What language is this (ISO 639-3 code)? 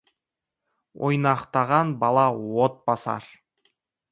kaz